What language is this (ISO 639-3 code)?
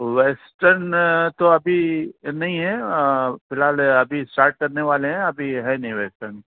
urd